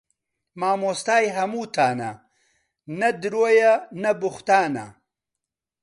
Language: Central Kurdish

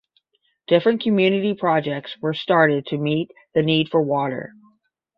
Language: English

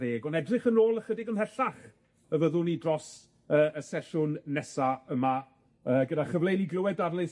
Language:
Welsh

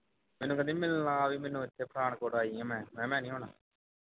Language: Punjabi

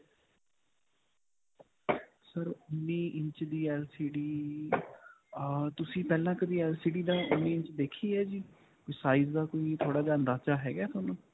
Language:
Punjabi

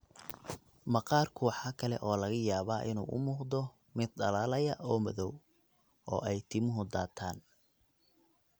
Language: Somali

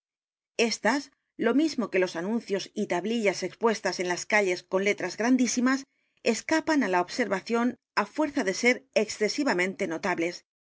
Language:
Spanish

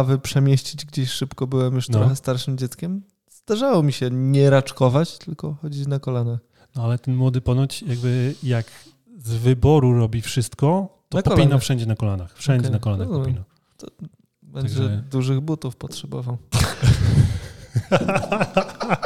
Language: Polish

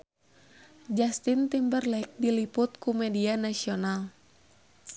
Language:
Sundanese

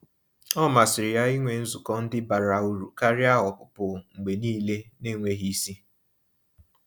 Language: Igbo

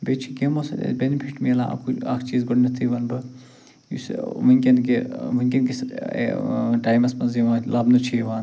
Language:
Kashmiri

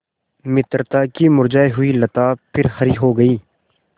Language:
Hindi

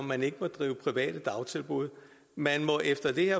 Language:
Danish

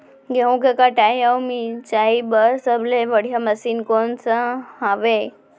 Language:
Chhattisgarhi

